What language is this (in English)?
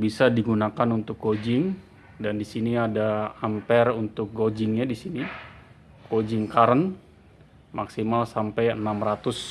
Indonesian